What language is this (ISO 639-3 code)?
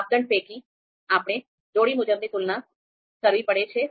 guj